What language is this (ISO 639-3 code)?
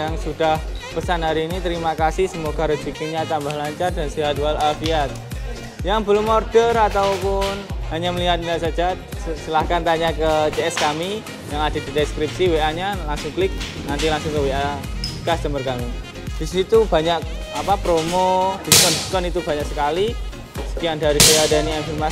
ind